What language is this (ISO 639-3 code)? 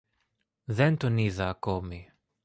ell